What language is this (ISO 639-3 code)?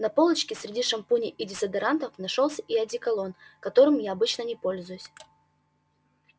rus